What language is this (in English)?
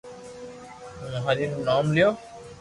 Loarki